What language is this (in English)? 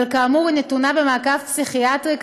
Hebrew